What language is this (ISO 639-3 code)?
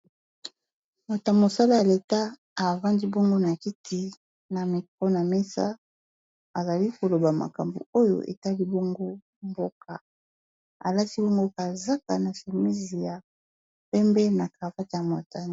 lin